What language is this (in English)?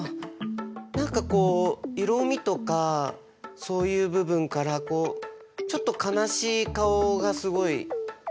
Japanese